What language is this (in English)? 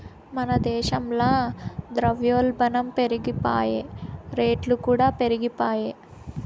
Telugu